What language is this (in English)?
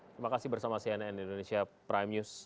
Indonesian